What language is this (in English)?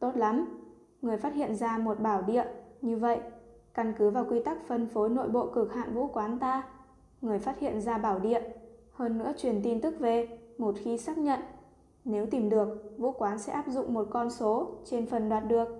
Vietnamese